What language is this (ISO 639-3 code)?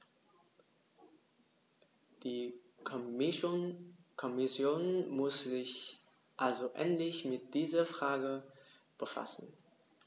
deu